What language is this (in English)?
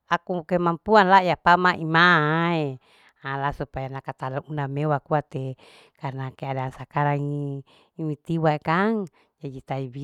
Larike-Wakasihu